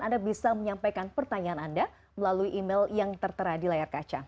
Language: Indonesian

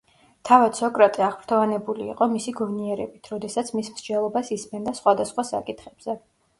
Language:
Georgian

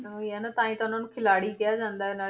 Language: Punjabi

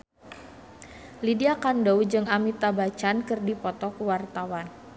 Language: Sundanese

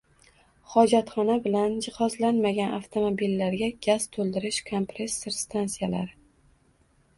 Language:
Uzbek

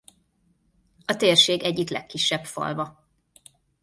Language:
Hungarian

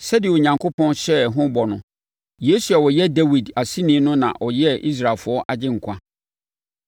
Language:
Akan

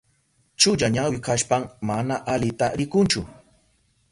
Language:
Southern Pastaza Quechua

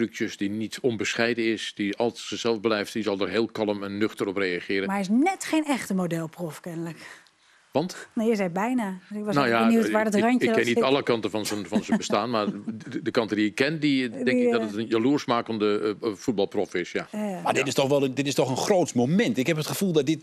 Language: Dutch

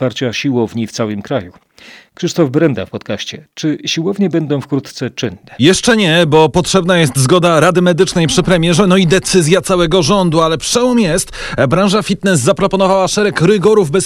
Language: Polish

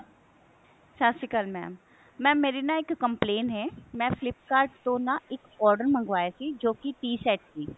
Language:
Punjabi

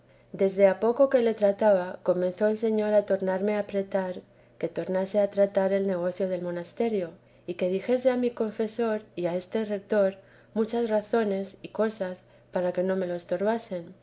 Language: Spanish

